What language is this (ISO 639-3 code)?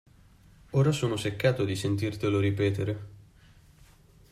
ita